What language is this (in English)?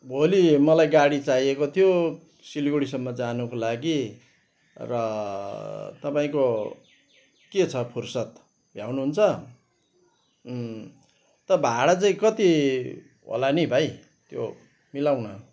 Nepali